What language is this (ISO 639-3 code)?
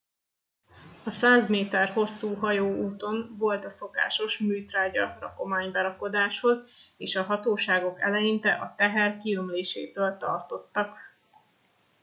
hun